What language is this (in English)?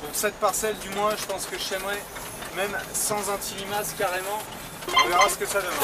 French